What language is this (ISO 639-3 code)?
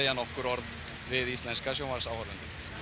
isl